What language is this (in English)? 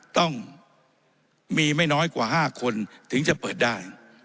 Thai